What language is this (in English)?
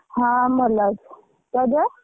Odia